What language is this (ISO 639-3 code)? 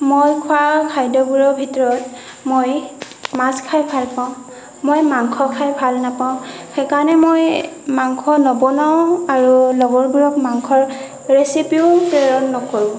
asm